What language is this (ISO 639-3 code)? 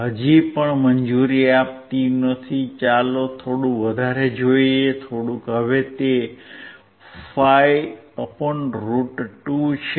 guj